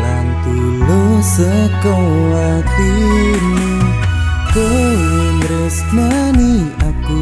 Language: Indonesian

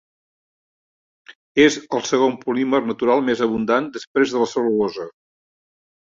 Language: Catalan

